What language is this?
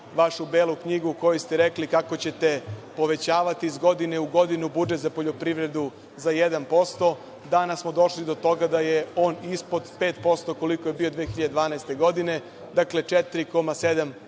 Serbian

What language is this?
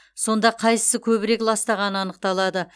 Kazakh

